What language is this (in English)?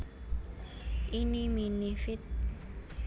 Javanese